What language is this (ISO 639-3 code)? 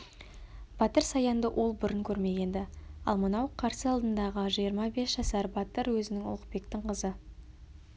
kaz